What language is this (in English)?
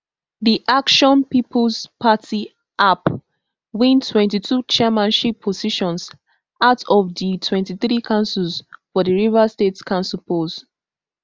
Nigerian Pidgin